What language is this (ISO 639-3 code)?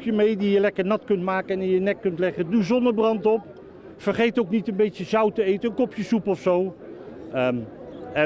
nld